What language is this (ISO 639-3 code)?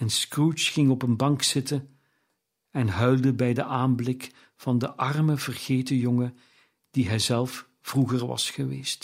nld